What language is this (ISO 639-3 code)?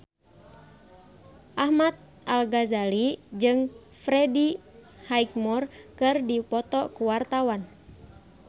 sun